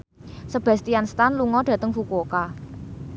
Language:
Javanese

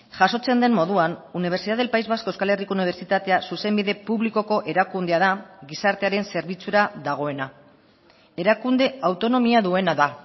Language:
Basque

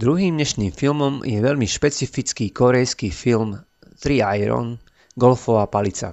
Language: Slovak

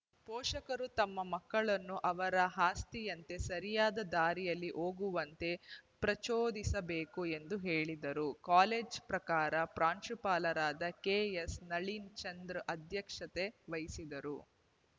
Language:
Kannada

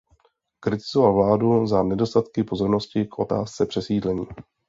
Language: Czech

